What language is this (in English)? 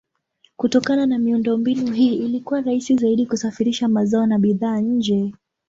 Swahili